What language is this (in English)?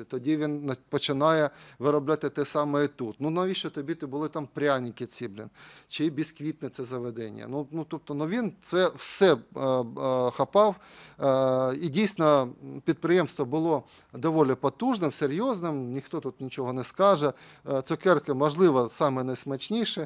Ukrainian